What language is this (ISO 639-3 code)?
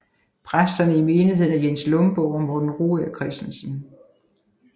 dan